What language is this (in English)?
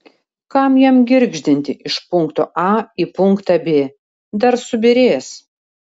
Lithuanian